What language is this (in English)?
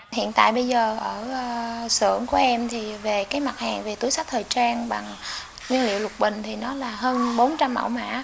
Vietnamese